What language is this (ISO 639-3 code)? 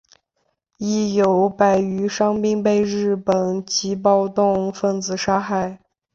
zho